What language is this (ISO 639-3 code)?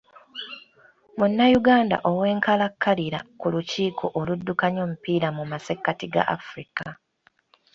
lug